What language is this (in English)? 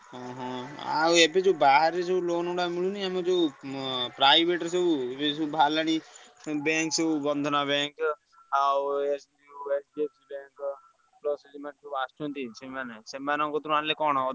Odia